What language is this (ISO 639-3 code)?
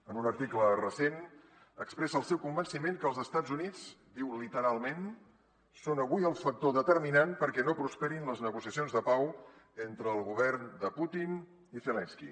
cat